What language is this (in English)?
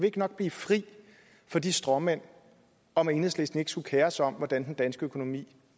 Danish